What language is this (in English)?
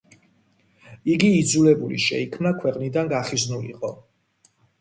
Georgian